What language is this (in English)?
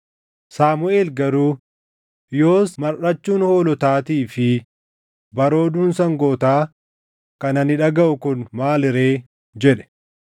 Oromo